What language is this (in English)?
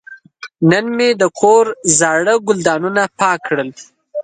Pashto